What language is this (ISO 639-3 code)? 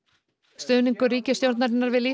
isl